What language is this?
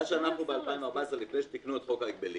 Hebrew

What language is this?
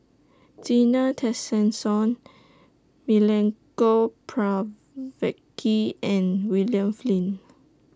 English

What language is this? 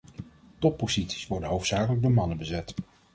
Dutch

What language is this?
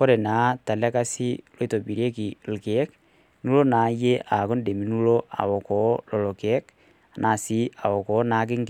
Masai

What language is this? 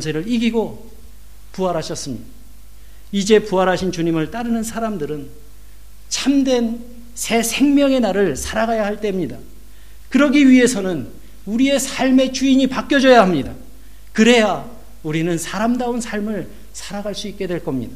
Korean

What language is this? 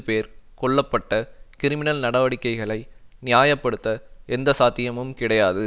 Tamil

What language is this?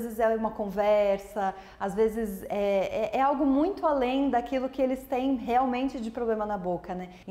Portuguese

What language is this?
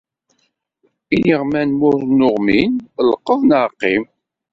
Kabyle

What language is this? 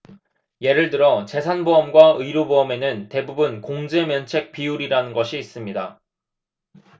Korean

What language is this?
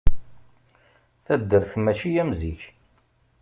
Kabyle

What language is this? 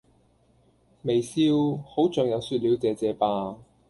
Cantonese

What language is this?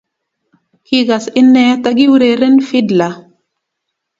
Kalenjin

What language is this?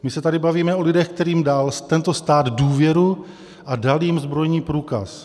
Czech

